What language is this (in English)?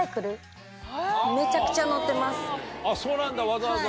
Japanese